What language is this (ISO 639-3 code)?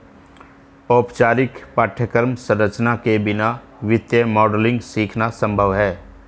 hin